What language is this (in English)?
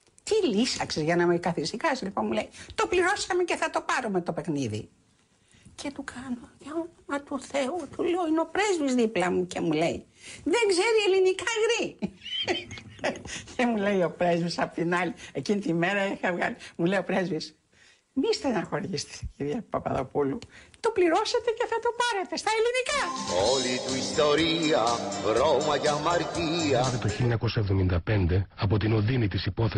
Greek